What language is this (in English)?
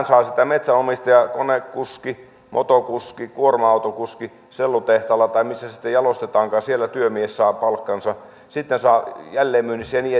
Finnish